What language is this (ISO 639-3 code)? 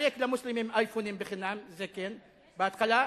heb